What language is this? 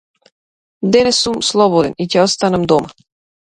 Macedonian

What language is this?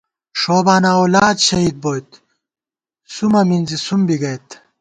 Gawar-Bati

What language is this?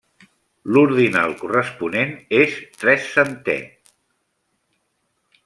Catalan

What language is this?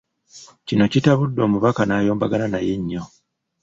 Ganda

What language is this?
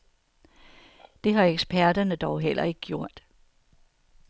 Danish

